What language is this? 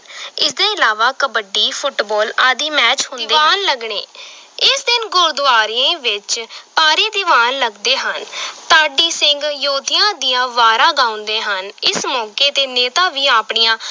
Punjabi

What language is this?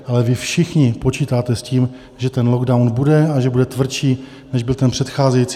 Czech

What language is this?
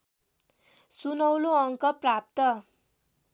Nepali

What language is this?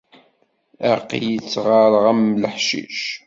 Kabyle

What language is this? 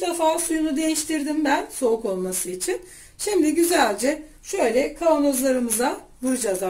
Turkish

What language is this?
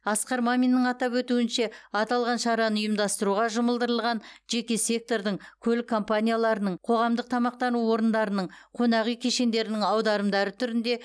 Kazakh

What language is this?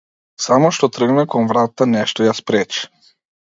Macedonian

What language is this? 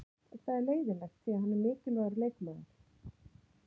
Icelandic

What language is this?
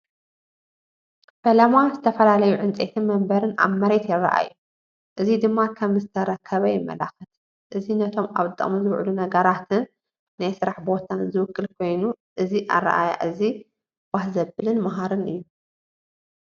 Tigrinya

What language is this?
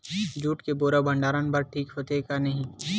Chhattisgarhi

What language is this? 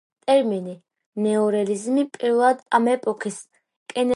Georgian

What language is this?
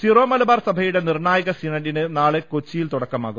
Malayalam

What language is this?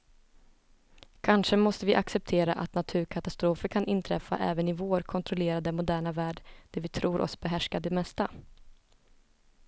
Swedish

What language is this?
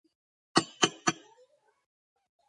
Georgian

